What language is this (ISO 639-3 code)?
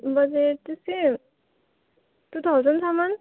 nep